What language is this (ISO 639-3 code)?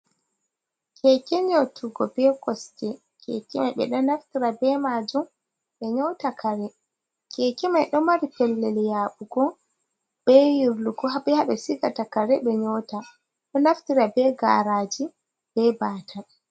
ful